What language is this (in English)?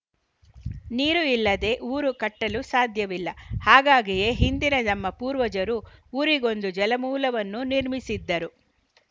Kannada